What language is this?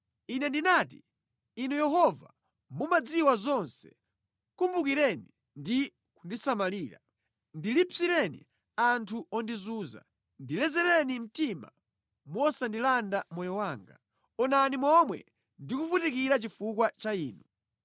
Nyanja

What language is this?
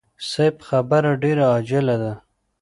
Pashto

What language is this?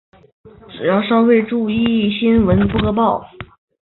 Chinese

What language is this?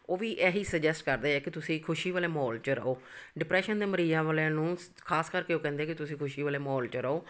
Punjabi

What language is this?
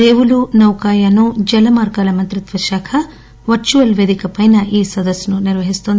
Telugu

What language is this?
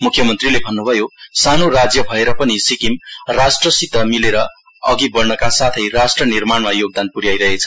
Nepali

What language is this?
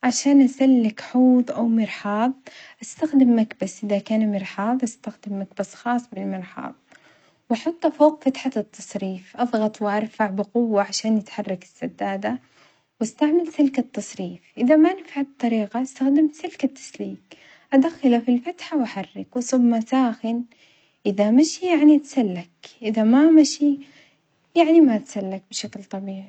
Omani Arabic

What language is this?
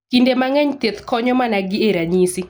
Luo (Kenya and Tanzania)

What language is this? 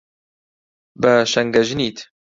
Central Kurdish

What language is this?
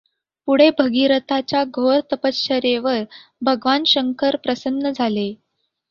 Marathi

